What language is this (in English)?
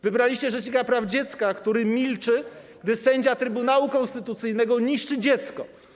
Polish